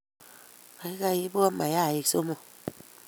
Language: Kalenjin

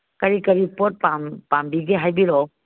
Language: Manipuri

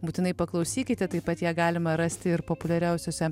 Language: Lithuanian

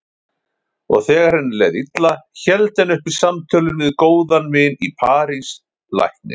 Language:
Icelandic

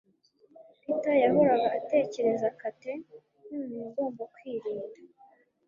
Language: Kinyarwanda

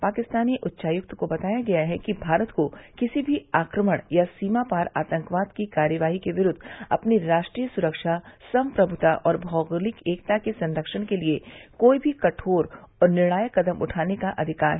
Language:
Hindi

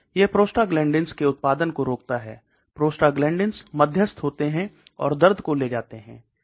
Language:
Hindi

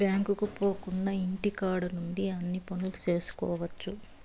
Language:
Telugu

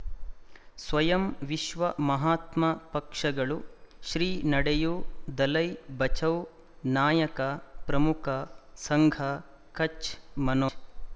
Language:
Kannada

